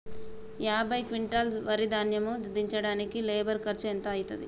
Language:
Telugu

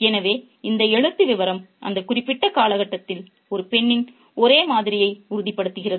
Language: Tamil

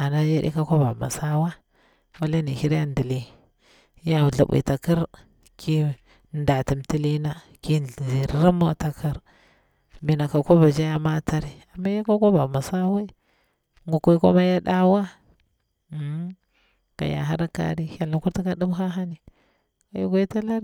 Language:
Bura-Pabir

